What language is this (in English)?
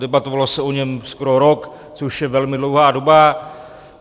Czech